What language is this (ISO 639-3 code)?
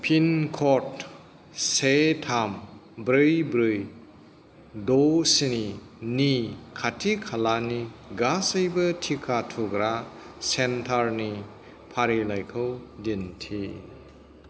brx